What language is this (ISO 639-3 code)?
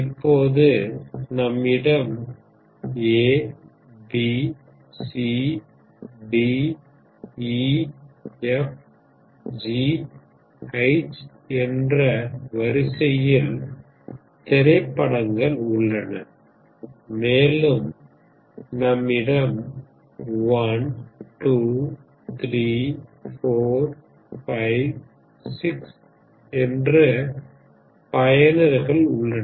tam